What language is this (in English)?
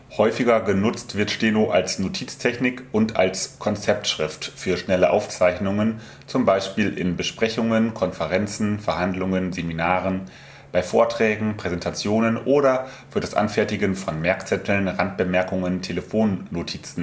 German